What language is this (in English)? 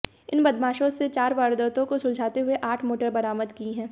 Hindi